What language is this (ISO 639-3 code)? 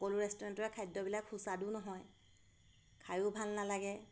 asm